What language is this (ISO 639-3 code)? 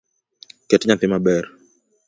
luo